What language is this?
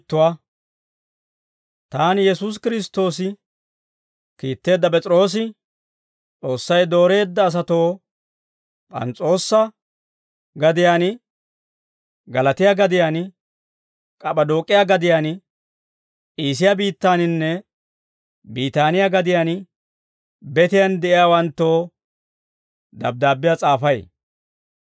Dawro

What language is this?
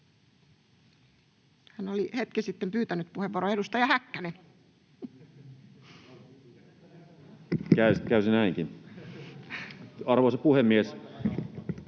Finnish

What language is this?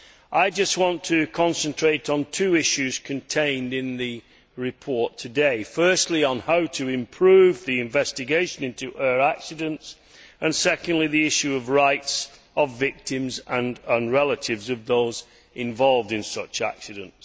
English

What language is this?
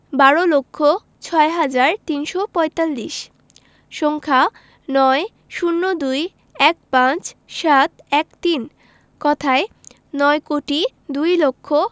Bangla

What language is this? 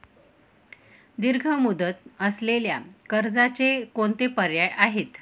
Marathi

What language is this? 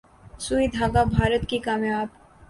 Urdu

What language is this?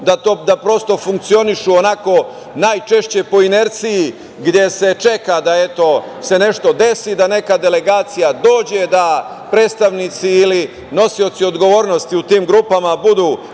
Serbian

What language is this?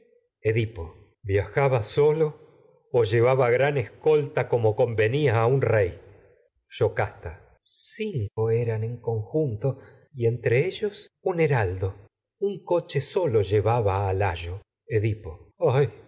Spanish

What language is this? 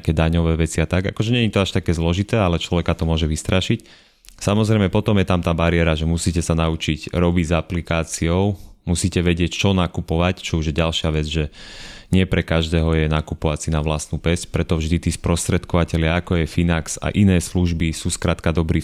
Slovak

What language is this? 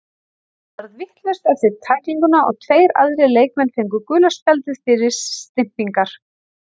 Icelandic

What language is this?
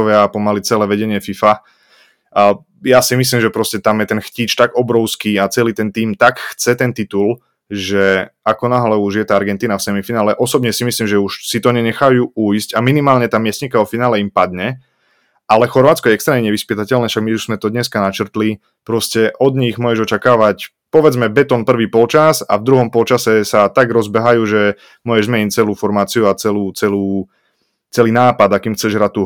Slovak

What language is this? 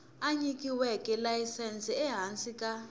Tsonga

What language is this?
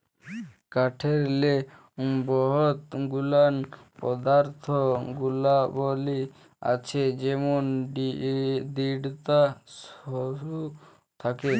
Bangla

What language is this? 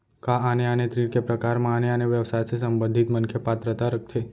Chhattisgarhi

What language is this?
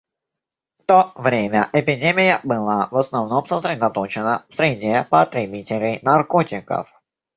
Russian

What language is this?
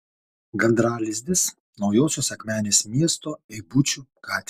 Lithuanian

